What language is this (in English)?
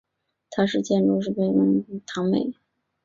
Chinese